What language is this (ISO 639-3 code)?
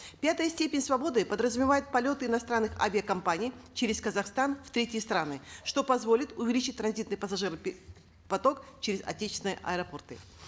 kaz